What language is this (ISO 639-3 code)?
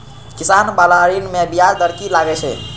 mai